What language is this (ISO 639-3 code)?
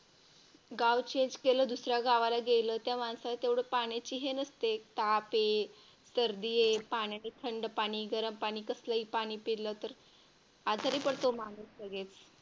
mar